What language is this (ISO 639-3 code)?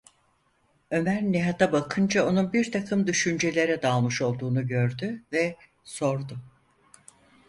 tur